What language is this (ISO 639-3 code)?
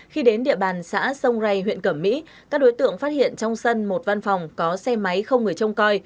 vie